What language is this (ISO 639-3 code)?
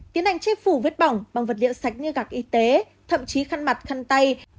vie